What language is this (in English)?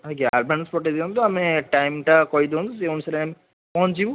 Odia